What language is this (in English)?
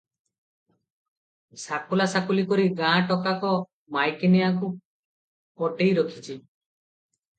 Odia